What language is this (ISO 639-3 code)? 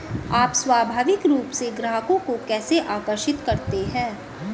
hin